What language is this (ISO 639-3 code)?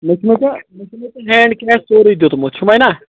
kas